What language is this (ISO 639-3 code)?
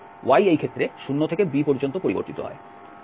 ben